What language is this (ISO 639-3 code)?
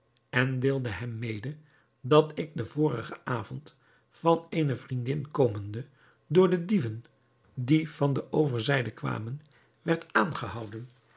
nld